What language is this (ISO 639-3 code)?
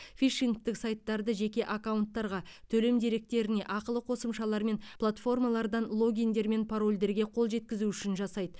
kaz